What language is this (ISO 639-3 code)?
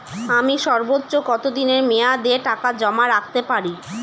ben